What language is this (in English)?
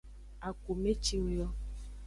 Aja (Benin)